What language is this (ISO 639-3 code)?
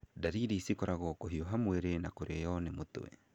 kik